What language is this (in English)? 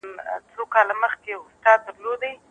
Pashto